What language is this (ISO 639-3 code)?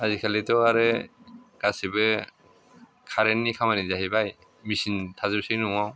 brx